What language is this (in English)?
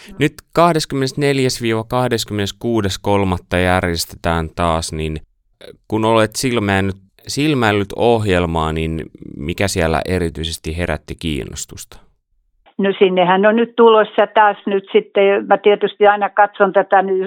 Finnish